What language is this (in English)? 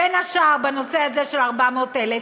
Hebrew